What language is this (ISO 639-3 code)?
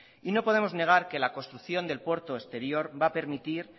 spa